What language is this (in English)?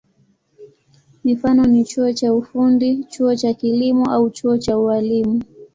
Swahili